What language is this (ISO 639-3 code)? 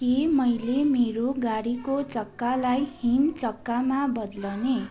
nep